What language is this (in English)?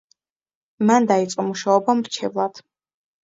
Georgian